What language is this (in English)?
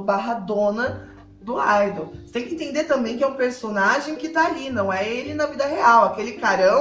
Portuguese